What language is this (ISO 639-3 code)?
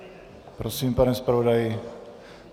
ces